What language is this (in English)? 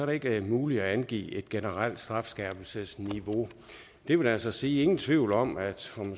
Danish